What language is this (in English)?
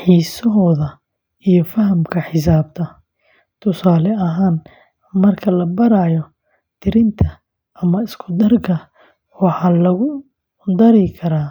Somali